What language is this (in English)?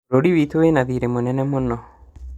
Kikuyu